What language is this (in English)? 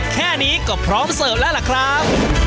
Thai